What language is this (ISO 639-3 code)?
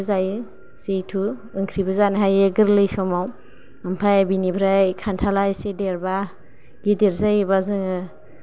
brx